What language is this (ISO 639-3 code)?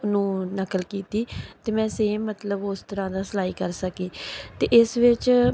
pan